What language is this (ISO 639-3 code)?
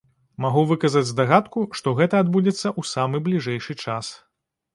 bel